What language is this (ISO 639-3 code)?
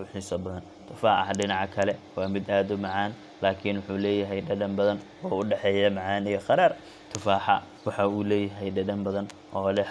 som